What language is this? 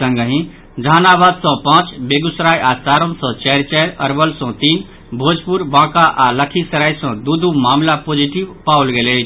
Maithili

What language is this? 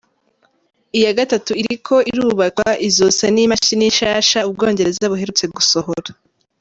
Kinyarwanda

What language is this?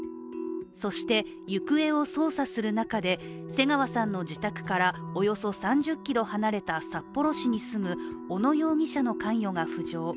Japanese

